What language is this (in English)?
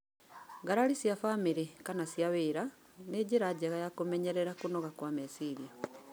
Kikuyu